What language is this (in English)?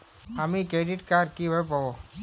Bangla